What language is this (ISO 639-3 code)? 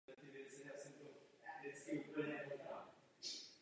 ces